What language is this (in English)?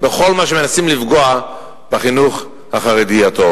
Hebrew